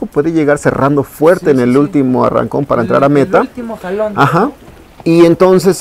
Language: Spanish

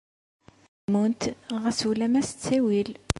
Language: Kabyle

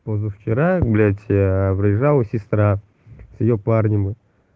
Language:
Russian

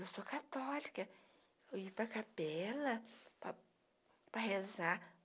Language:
Portuguese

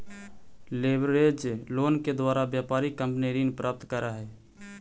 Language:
Magahi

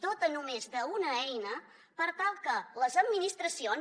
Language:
Catalan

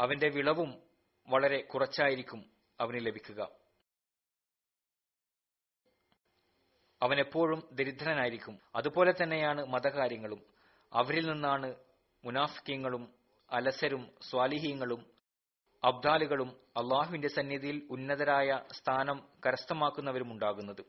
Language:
Malayalam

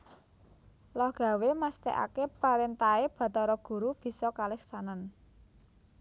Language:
Javanese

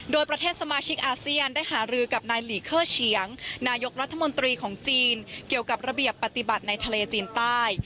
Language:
Thai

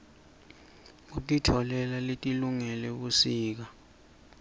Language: Swati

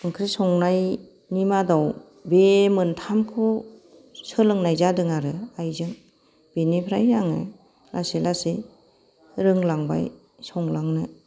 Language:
Bodo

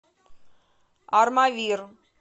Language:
Russian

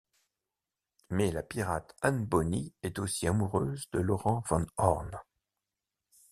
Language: French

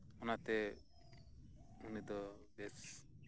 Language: Santali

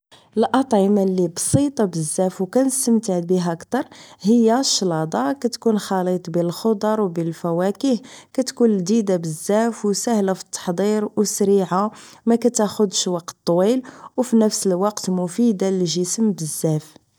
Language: Moroccan Arabic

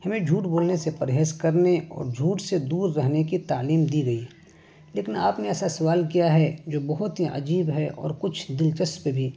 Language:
Urdu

